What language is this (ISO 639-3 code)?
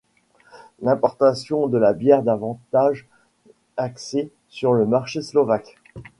fra